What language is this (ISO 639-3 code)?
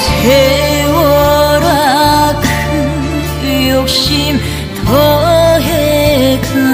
vie